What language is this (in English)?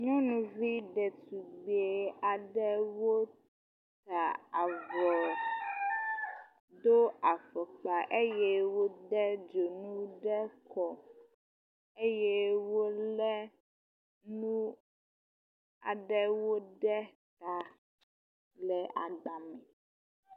Ewe